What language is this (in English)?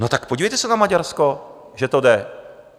Czech